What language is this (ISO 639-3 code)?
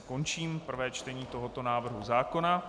ces